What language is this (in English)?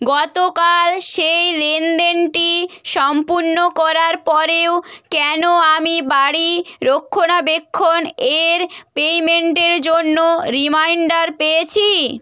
Bangla